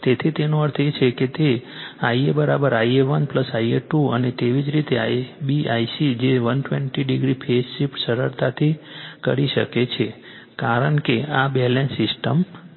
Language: Gujarati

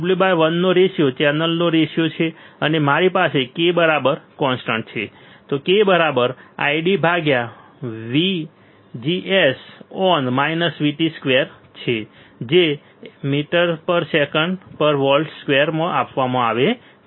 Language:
Gujarati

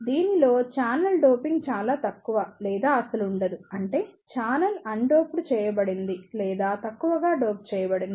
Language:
Telugu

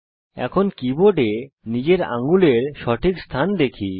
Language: Bangla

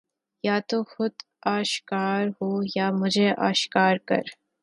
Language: Urdu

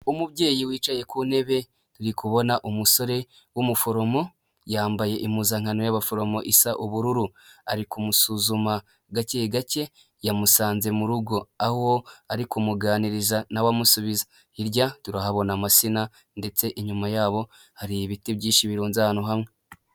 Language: Kinyarwanda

